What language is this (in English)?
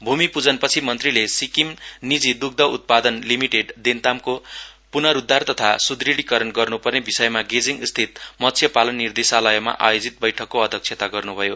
Nepali